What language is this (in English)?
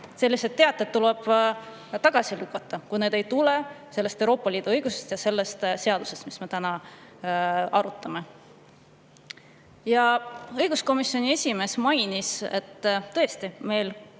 Estonian